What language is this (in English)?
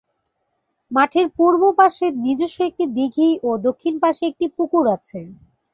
Bangla